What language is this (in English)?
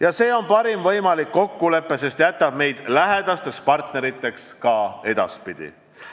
Estonian